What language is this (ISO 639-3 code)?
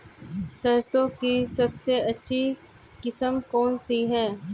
hin